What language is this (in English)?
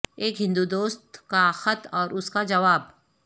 Urdu